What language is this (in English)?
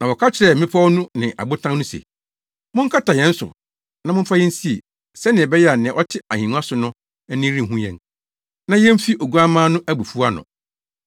Akan